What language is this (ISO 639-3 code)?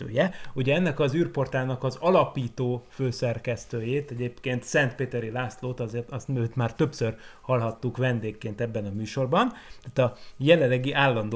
hun